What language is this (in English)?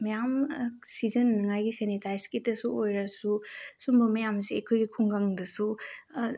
Manipuri